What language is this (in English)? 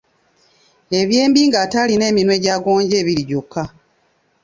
Ganda